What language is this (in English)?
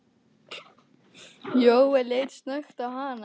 Icelandic